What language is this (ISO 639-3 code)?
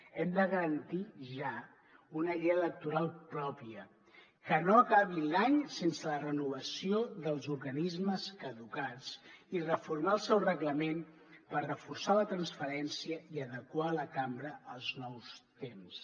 cat